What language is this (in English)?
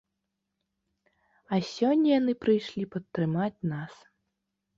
Belarusian